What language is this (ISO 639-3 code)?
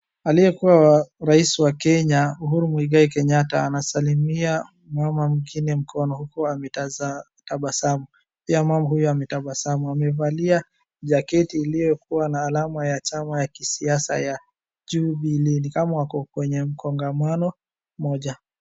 swa